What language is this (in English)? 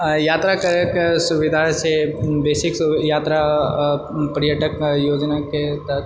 Maithili